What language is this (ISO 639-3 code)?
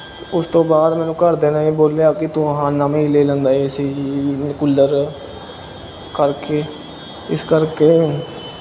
pan